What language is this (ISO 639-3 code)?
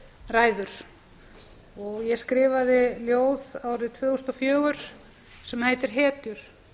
isl